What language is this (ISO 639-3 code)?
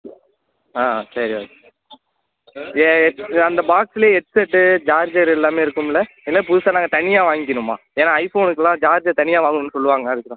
tam